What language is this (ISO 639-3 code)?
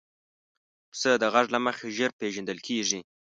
pus